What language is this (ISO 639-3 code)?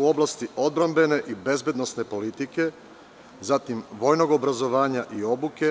srp